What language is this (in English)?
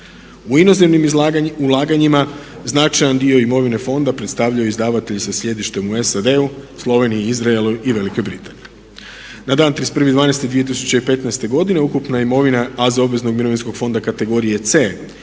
Croatian